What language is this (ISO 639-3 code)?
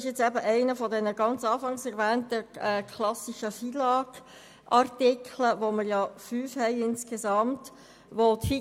gsw